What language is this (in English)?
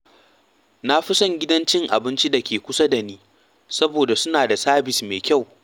Hausa